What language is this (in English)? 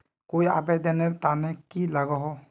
Magahi